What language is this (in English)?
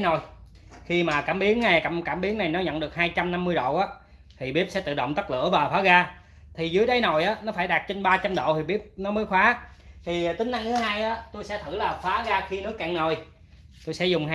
Vietnamese